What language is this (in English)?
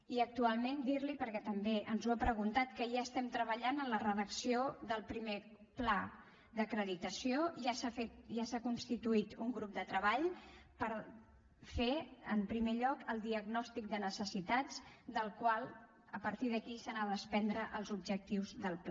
Catalan